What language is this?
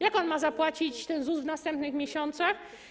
Polish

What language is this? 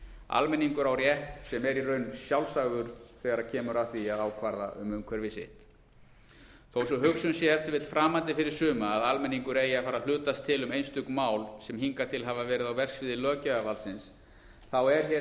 Icelandic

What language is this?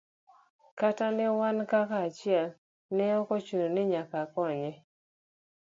Luo (Kenya and Tanzania)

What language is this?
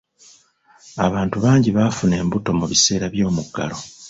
Ganda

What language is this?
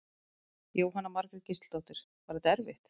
Icelandic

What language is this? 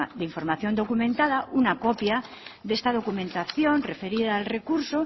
Spanish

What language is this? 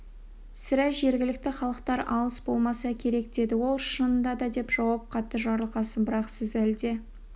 Kazakh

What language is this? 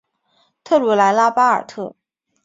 Chinese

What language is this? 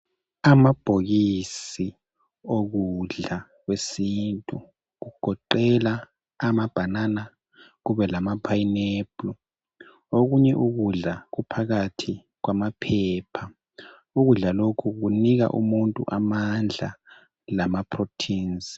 North Ndebele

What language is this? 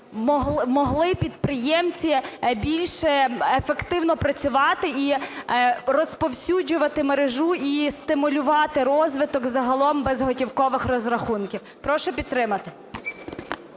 Ukrainian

